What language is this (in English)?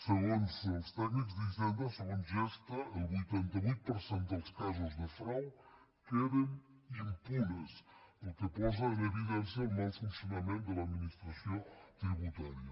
Catalan